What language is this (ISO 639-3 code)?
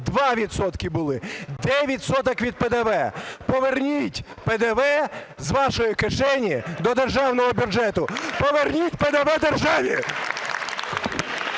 ukr